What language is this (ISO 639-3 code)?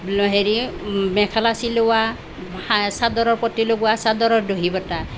asm